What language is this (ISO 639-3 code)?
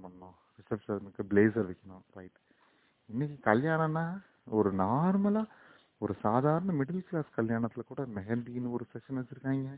tam